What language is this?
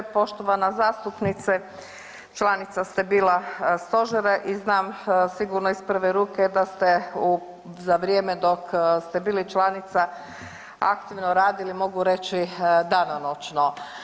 Croatian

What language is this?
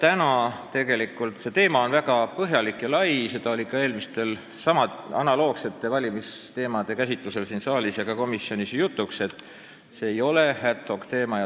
Estonian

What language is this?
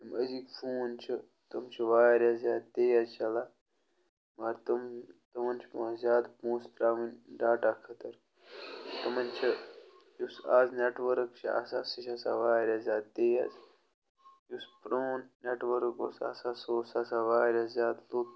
Kashmiri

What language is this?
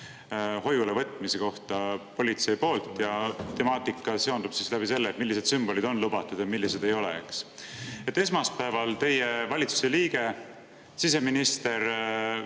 Estonian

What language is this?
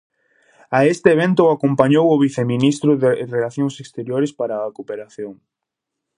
Galician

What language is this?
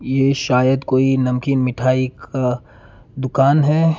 Hindi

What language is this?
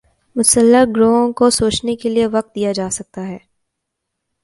Urdu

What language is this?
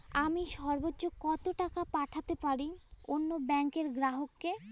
Bangla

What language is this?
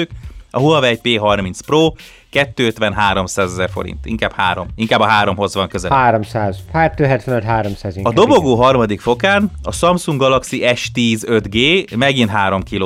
Hungarian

